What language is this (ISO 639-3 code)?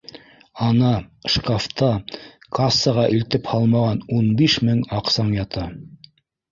bak